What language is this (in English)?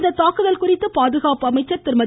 Tamil